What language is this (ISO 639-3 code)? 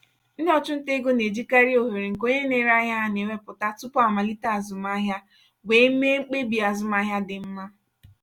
ibo